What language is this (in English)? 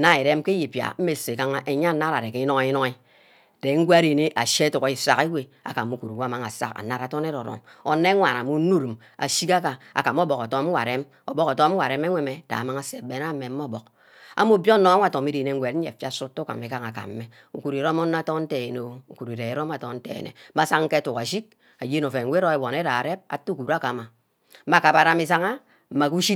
Ubaghara